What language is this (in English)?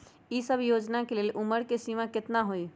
Magahi